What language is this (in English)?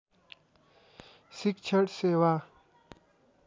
Nepali